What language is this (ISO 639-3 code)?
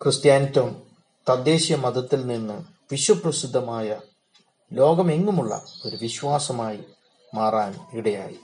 mal